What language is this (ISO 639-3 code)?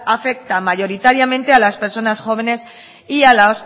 spa